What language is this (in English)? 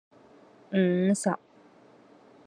Cantonese